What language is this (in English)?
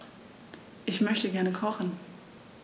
German